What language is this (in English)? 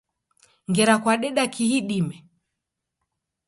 Taita